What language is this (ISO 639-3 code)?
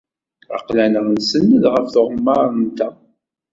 kab